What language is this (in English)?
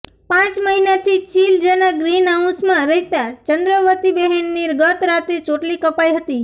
Gujarati